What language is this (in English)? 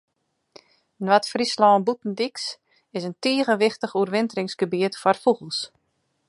Western Frisian